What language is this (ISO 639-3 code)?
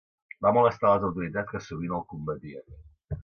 cat